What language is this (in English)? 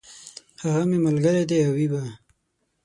Pashto